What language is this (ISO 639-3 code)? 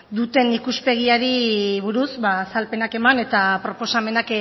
eus